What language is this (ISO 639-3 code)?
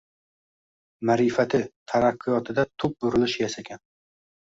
uzb